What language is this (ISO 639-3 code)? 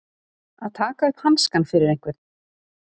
isl